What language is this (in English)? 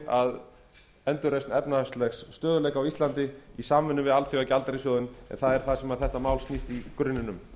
Icelandic